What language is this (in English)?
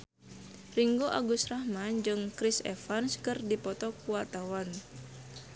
Sundanese